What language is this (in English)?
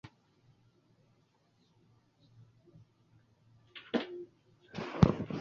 Chinese